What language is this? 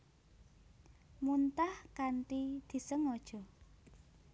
Javanese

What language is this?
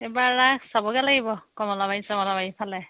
Assamese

